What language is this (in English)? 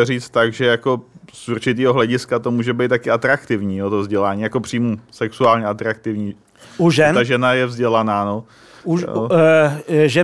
Czech